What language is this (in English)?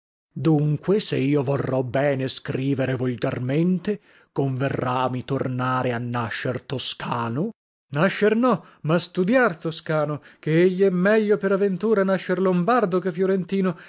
Italian